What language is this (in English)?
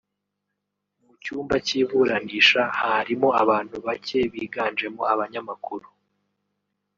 Kinyarwanda